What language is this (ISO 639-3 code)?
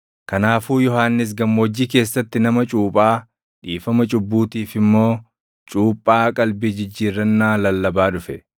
orm